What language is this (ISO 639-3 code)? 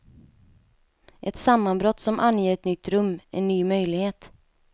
swe